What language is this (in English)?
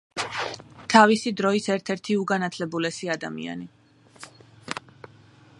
Georgian